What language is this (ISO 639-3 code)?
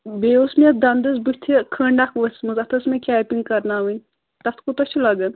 kas